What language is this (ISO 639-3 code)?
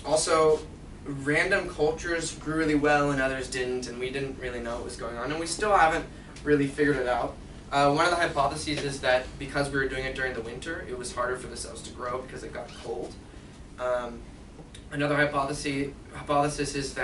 eng